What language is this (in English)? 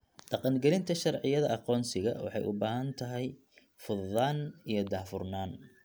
Somali